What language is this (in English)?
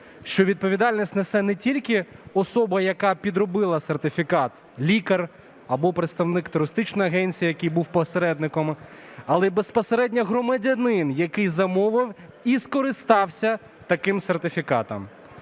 Ukrainian